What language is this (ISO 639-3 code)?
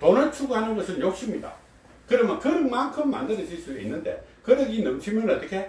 kor